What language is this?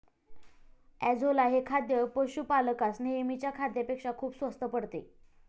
Marathi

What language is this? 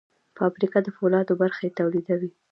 Pashto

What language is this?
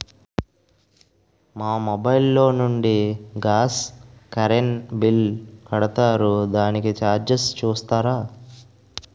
Telugu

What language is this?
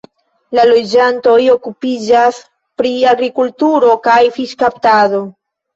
Esperanto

